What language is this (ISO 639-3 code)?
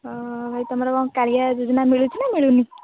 ori